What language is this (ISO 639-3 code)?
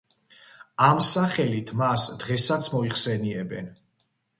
kat